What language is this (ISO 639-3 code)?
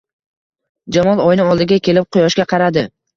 uzb